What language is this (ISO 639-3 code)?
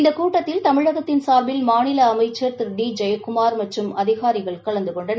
tam